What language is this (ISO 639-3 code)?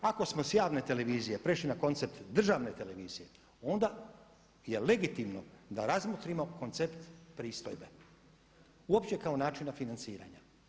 hrv